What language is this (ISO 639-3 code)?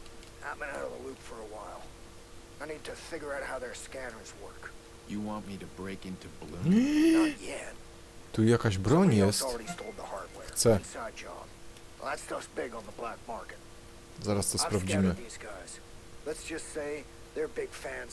pol